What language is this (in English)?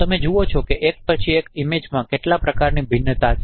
Gujarati